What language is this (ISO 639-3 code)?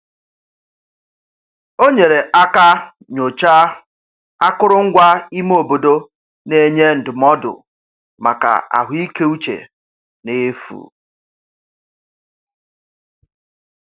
ibo